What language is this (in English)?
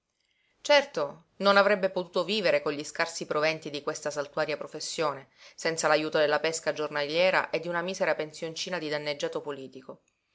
Italian